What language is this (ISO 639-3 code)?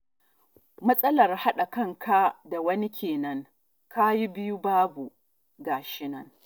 hau